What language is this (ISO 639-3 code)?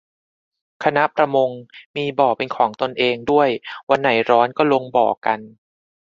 tha